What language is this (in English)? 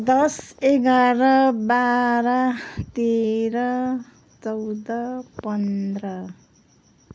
Nepali